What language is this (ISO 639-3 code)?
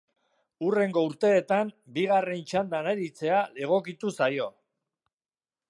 eus